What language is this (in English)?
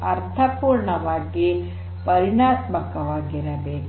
Kannada